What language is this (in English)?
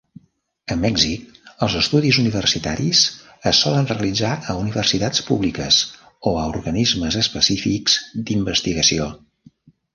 Catalan